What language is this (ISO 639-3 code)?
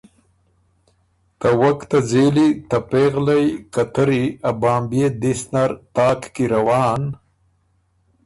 oru